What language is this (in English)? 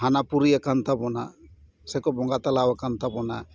Santali